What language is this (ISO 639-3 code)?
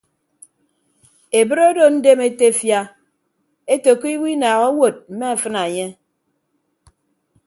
ibb